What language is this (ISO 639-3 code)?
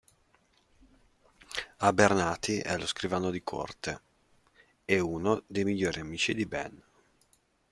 ita